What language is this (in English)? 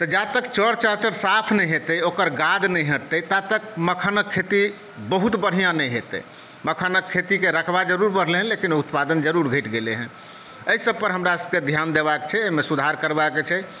Maithili